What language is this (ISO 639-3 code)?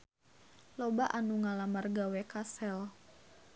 sun